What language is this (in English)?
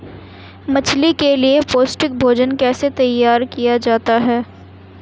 Hindi